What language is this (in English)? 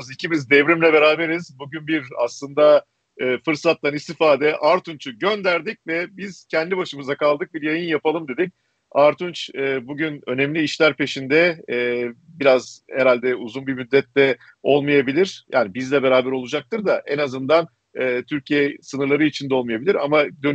Turkish